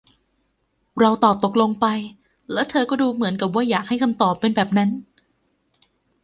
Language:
Thai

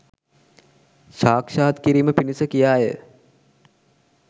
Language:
Sinhala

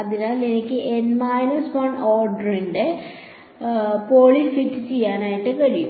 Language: Malayalam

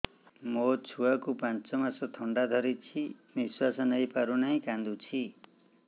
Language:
Odia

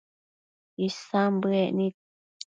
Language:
Matsés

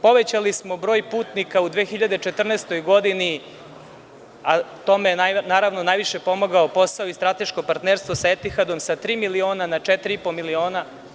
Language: Serbian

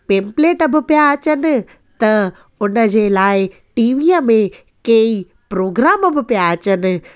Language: Sindhi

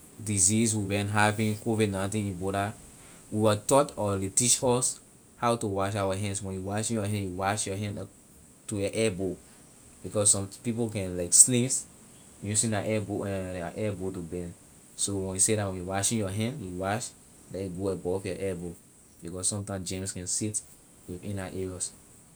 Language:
Liberian English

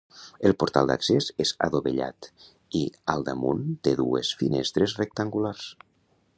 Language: Catalan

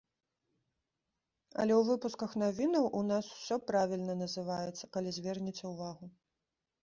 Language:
Belarusian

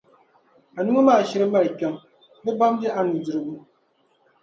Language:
Dagbani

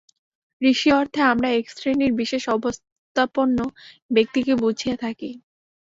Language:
Bangla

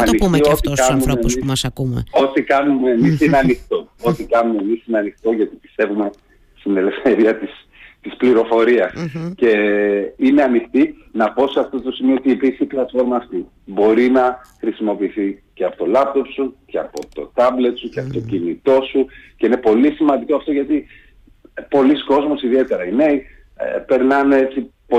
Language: Greek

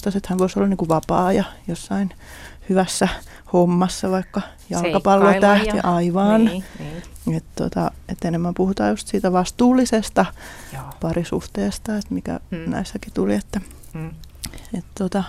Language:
Finnish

